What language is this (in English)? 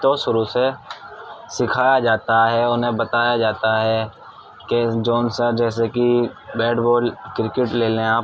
Urdu